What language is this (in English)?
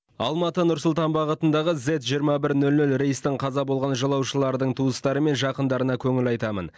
Kazakh